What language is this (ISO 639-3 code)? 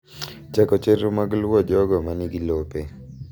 luo